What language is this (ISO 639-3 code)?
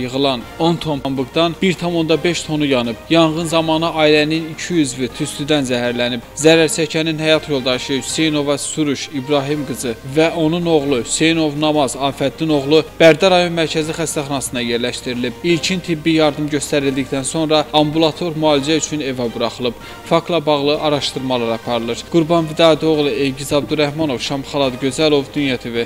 tur